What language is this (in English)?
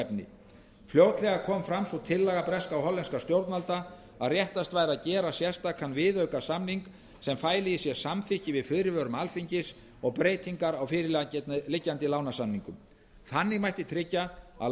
Icelandic